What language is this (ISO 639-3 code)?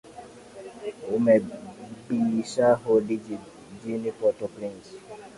swa